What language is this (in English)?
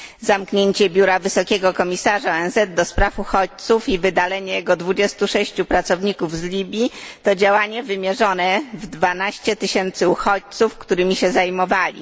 Polish